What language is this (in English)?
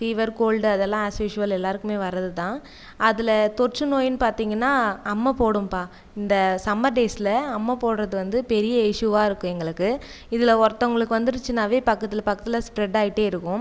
Tamil